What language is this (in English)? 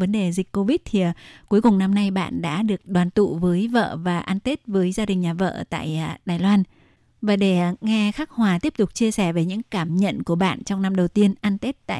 Vietnamese